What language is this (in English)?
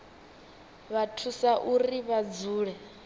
Venda